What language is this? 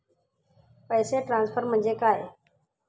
Marathi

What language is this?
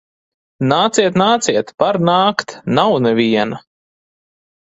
Latvian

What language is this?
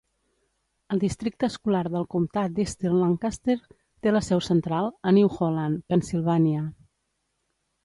Catalan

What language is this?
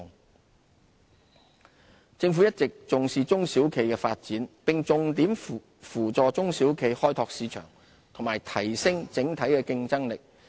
Cantonese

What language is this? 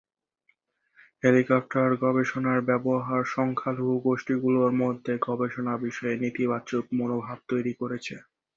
Bangla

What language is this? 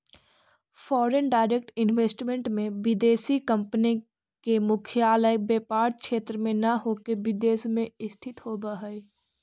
Magahi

